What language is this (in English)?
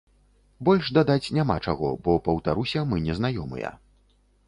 Belarusian